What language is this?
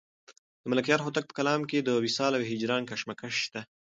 Pashto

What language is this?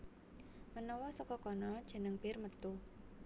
Javanese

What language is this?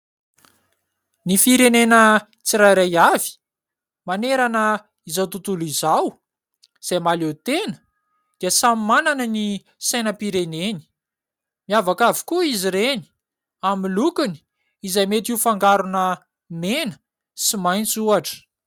Malagasy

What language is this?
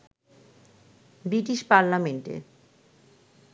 Bangla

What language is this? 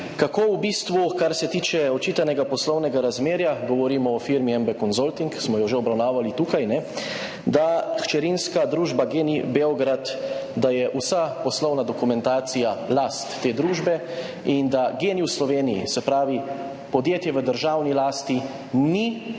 Slovenian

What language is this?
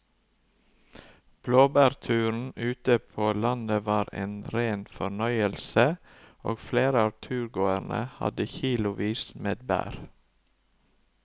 Norwegian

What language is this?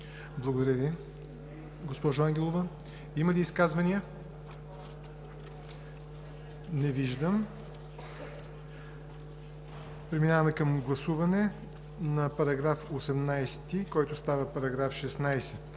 Bulgarian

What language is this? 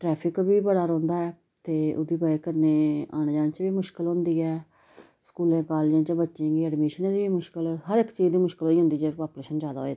Dogri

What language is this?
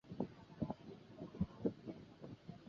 Chinese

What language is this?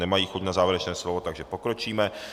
Czech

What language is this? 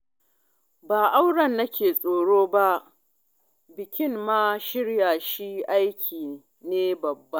Hausa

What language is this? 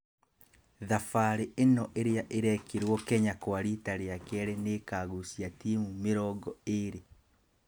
Kikuyu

